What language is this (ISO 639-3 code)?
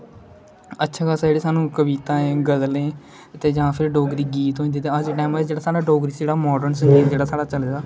doi